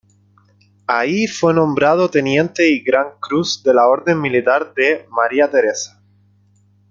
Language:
Spanish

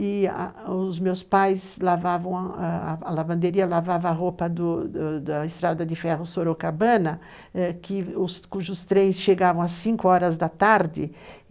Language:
Portuguese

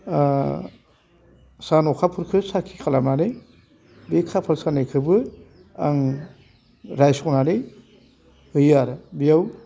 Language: Bodo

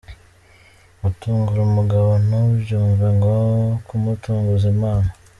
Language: Kinyarwanda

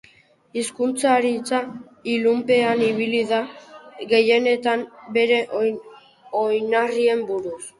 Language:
Basque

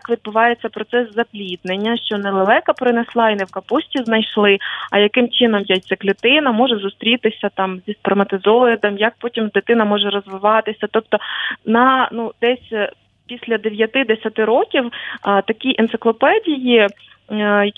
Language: Ukrainian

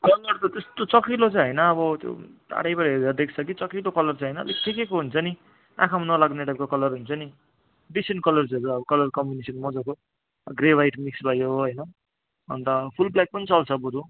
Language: Nepali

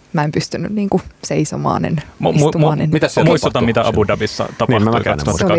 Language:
Finnish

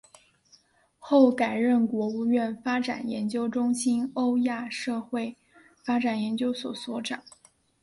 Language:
Chinese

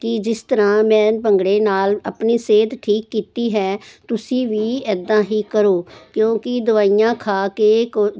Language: Punjabi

